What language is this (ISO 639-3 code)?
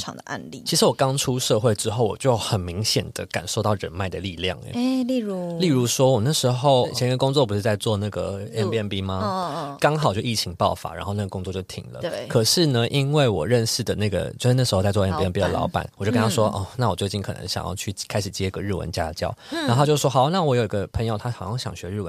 zho